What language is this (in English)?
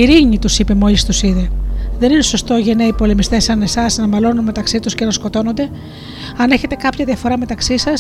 Greek